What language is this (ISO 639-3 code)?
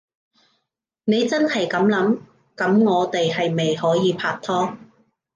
yue